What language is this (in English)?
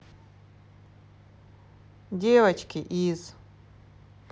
Russian